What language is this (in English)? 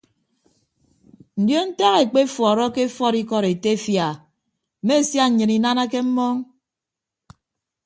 Ibibio